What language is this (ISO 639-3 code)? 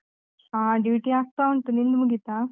kan